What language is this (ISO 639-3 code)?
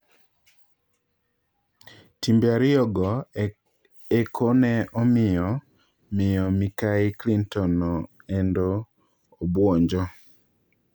luo